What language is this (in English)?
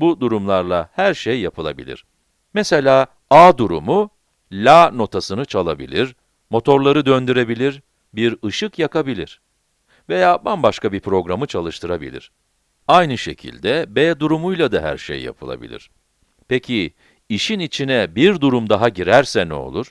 Turkish